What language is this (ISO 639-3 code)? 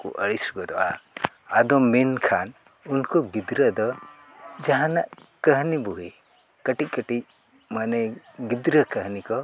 sat